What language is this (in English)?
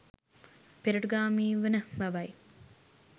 Sinhala